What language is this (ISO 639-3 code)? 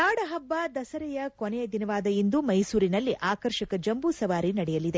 kan